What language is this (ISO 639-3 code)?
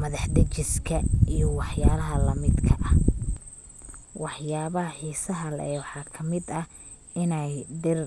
som